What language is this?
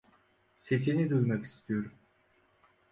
Turkish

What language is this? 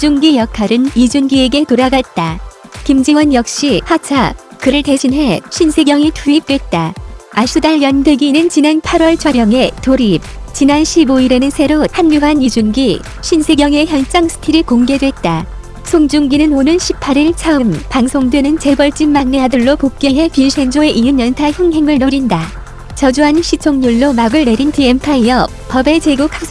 Korean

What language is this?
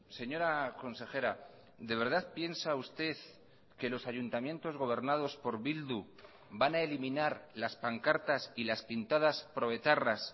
Spanish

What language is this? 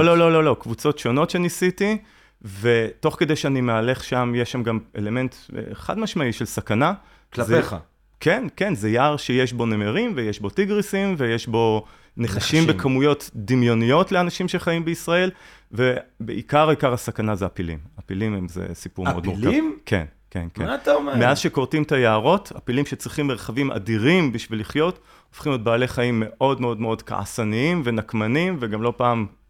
Hebrew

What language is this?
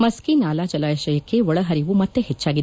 Kannada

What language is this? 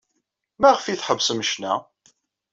Kabyle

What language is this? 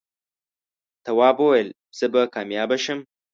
Pashto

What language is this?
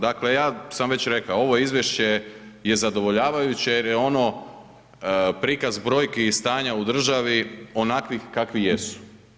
Croatian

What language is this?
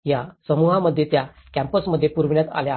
Marathi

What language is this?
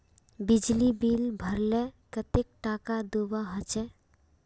Magahi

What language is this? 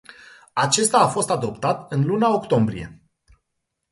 Romanian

